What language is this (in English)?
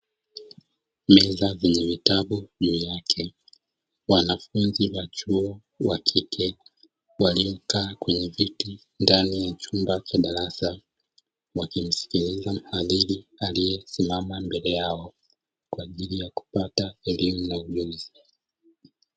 Swahili